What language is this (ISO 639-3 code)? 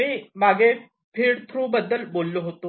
mar